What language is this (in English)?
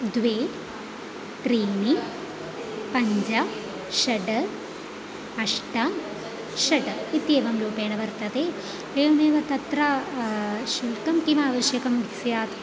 Sanskrit